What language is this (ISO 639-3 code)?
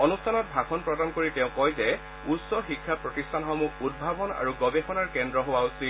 asm